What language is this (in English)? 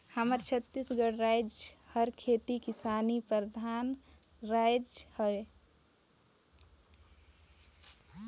Chhattisgarhi